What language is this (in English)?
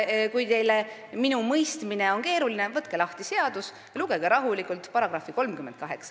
Estonian